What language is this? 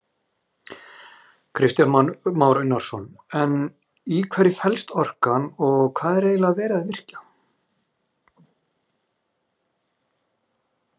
Icelandic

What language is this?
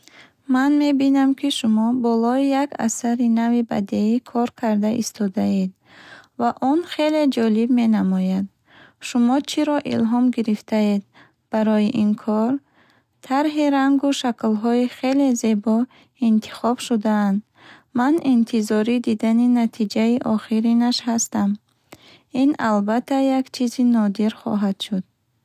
Bukharic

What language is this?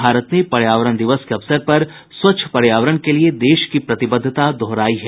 Hindi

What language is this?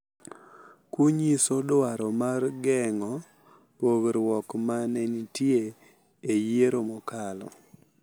Luo (Kenya and Tanzania)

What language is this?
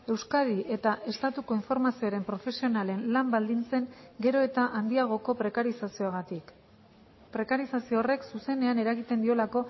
Basque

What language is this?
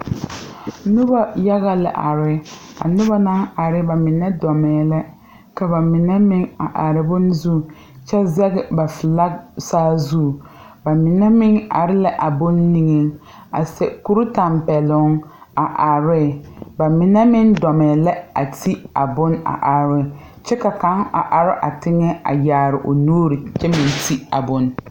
Southern Dagaare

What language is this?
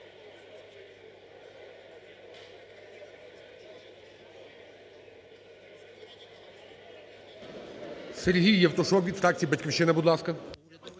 Ukrainian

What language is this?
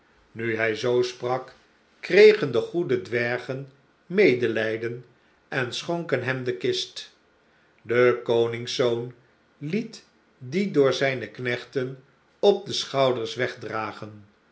Dutch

